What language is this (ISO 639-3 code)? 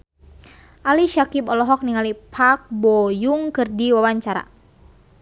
sun